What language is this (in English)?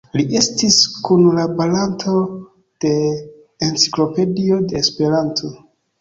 Esperanto